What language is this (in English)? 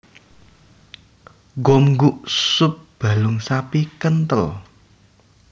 Javanese